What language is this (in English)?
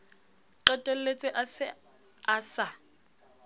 Southern Sotho